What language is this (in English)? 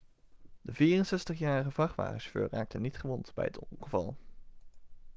Dutch